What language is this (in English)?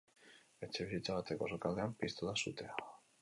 Basque